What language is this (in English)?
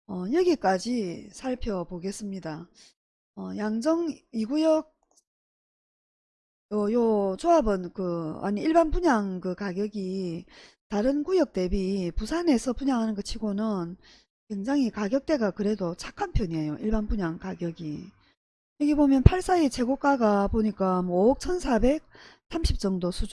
Korean